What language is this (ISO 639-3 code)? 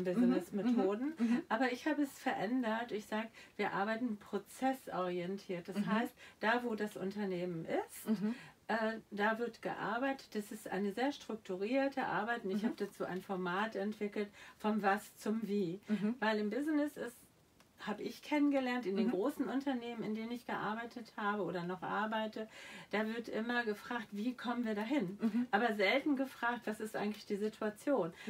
deu